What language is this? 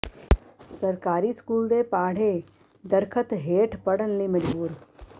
Punjabi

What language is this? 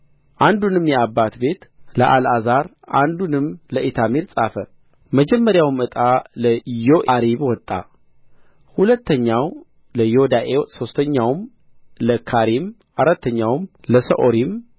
Amharic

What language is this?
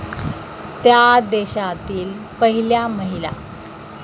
Marathi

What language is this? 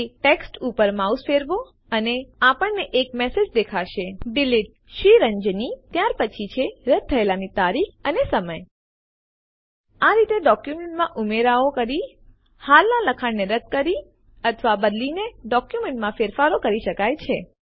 Gujarati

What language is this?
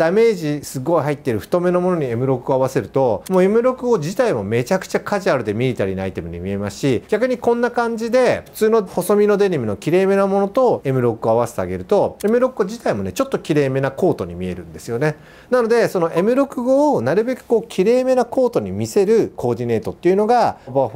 Japanese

